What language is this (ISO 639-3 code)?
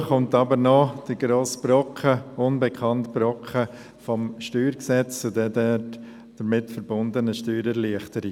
gsw